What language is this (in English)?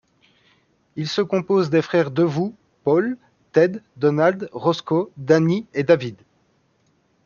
French